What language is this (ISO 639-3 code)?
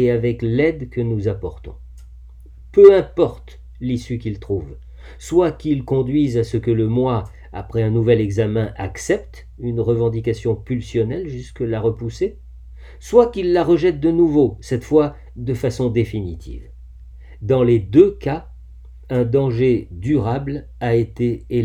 fra